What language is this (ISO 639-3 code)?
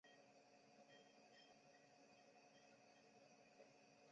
zho